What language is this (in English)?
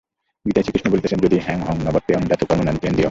Bangla